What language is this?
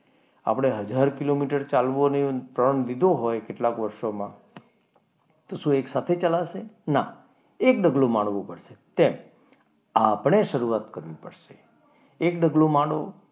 Gujarati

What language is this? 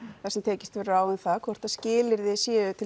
Icelandic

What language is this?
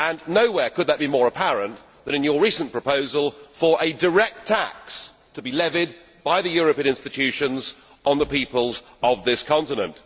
English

